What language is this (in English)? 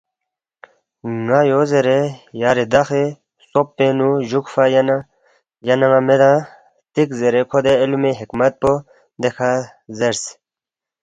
Balti